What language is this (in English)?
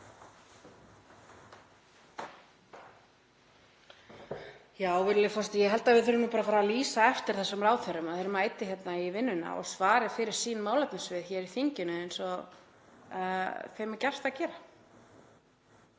Icelandic